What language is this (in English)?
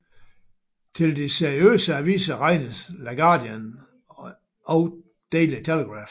Danish